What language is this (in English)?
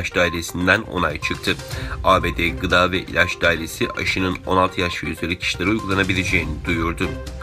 Turkish